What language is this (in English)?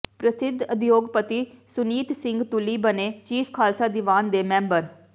Punjabi